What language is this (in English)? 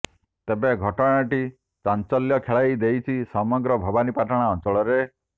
Odia